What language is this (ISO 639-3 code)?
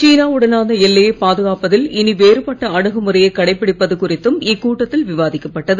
tam